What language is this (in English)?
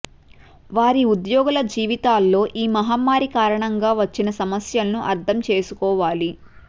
Telugu